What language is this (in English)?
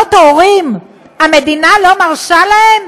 Hebrew